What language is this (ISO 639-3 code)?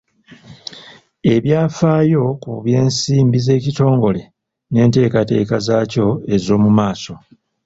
lug